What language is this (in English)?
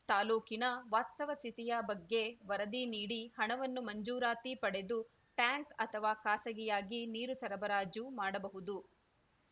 Kannada